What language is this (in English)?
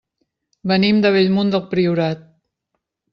Catalan